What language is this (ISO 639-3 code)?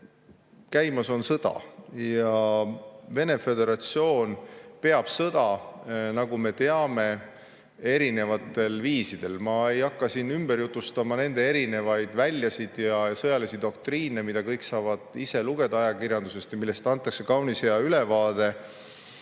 est